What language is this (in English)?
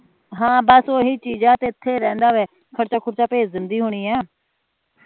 Punjabi